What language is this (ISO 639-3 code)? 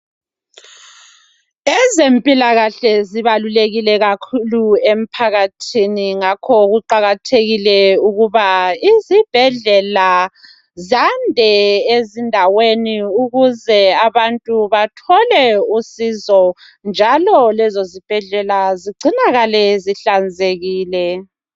nde